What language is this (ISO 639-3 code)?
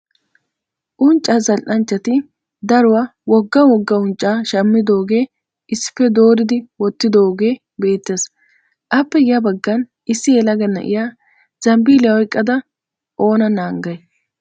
wal